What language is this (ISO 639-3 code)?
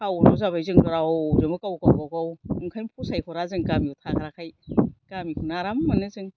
brx